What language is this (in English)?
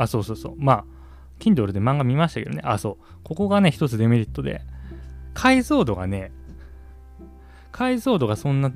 Japanese